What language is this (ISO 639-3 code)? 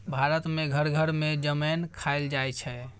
mai